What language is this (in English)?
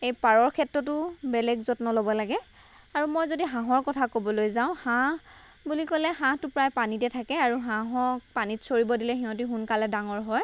Assamese